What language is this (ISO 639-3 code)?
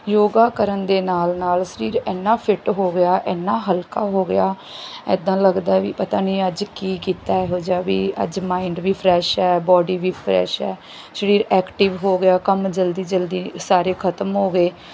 pan